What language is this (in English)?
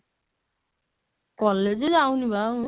Odia